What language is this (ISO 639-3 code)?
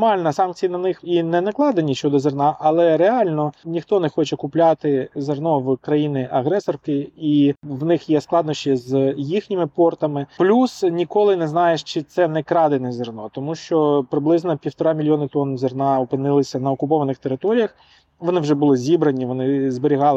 ukr